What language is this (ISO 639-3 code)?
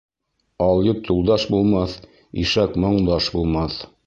bak